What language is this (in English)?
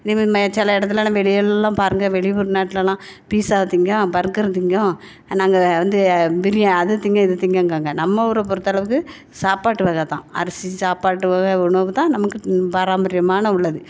Tamil